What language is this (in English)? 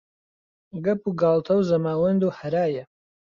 Central Kurdish